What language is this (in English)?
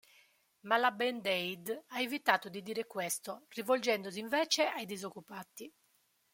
Italian